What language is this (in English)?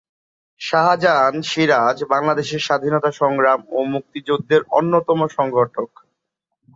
Bangla